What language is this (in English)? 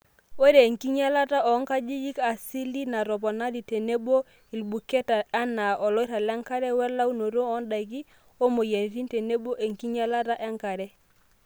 Masai